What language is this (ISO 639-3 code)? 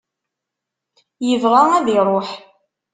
kab